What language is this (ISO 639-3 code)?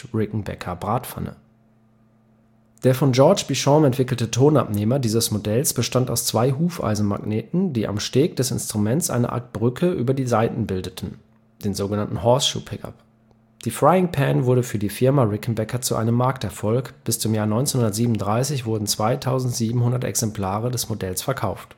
deu